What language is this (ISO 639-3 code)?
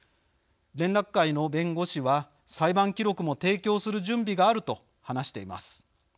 jpn